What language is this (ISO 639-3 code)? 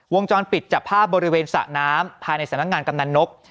tha